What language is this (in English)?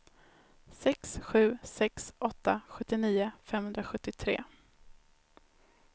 Swedish